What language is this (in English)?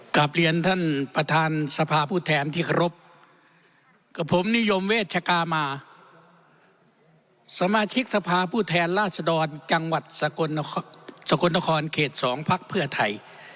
Thai